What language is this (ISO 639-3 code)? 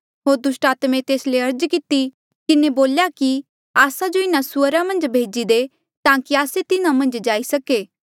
mjl